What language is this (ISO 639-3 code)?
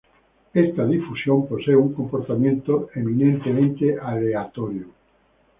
spa